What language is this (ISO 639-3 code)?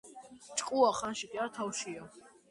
kat